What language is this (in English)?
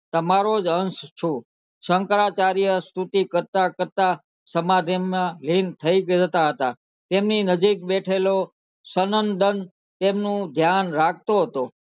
Gujarati